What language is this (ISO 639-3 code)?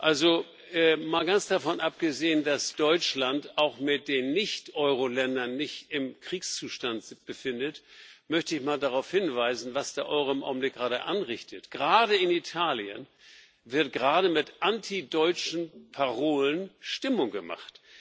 deu